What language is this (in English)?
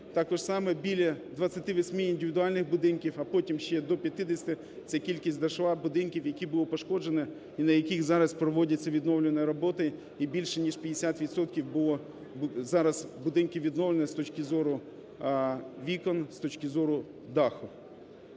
Ukrainian